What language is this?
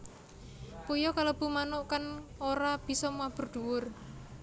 Javanese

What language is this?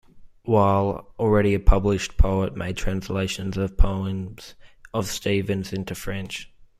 English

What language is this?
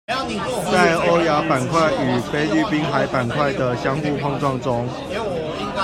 Chinese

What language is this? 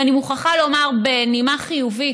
Hebrew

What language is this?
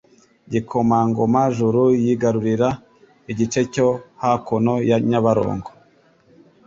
Kinyarwanda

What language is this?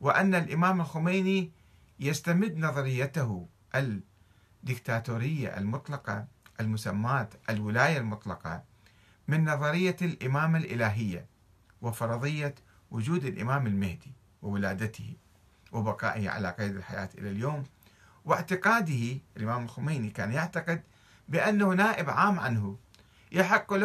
Arabic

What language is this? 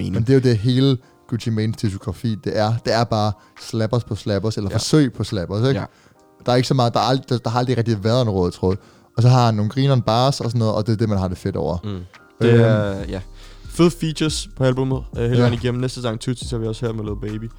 Danish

